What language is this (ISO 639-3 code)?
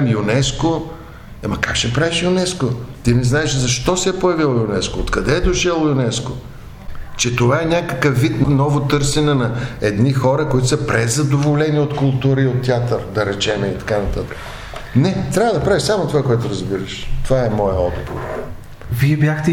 bul